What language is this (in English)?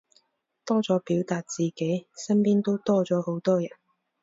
Cantonese